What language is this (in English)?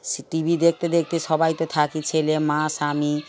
Bangla